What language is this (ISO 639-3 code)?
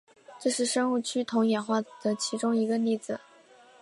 zho